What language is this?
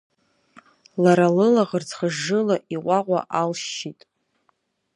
Abkhazian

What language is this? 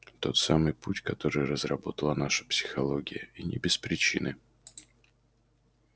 Russian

